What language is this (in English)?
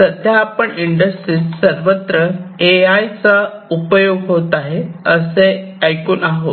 Marathi